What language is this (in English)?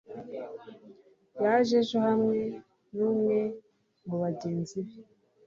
Kinyarwanda